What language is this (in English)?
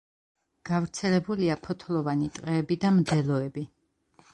Georgian